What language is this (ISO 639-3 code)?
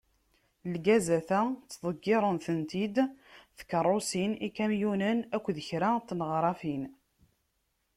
kab